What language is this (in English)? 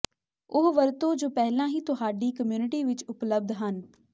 Punjabi